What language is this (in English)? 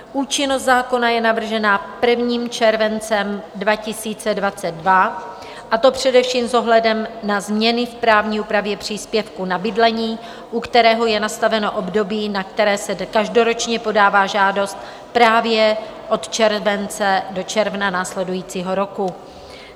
Czech